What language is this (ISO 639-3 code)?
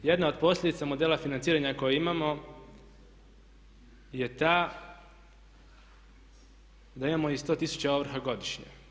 hrv